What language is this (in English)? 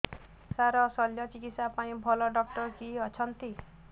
Odia